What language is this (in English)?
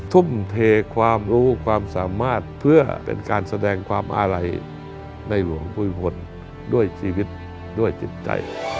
Thai